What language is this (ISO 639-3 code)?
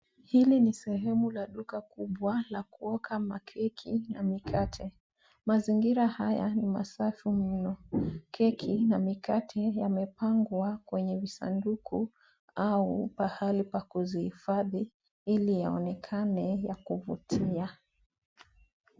swa